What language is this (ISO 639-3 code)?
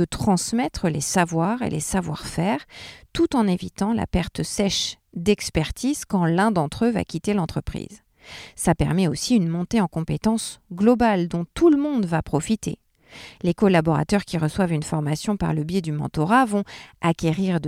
fra